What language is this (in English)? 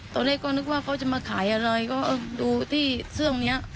Thai